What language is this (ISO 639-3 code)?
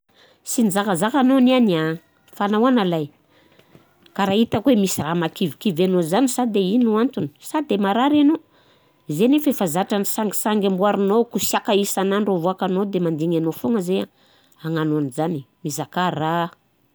bzc